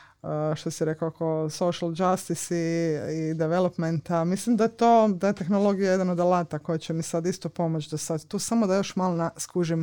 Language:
Croatian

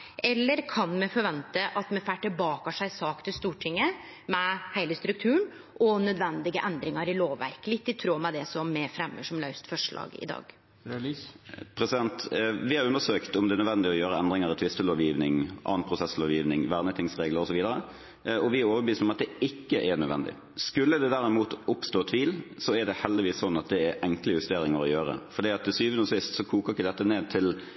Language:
Norwegian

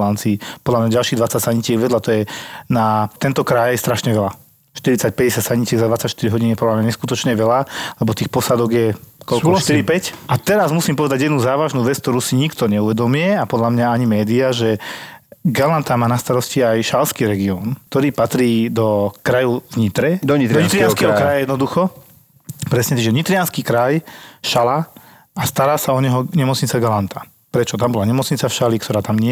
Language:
Slovak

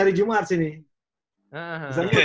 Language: Indonesian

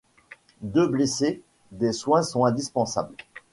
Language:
French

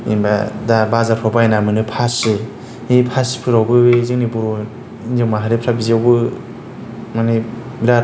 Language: Bodo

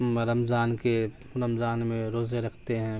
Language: Urdu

